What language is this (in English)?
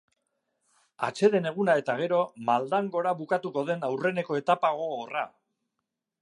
Basque